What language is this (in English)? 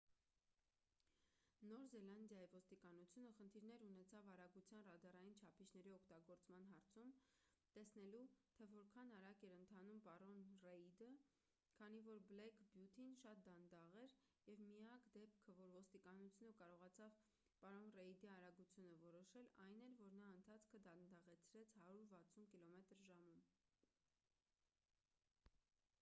Armenian